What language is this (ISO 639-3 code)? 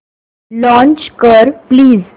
mar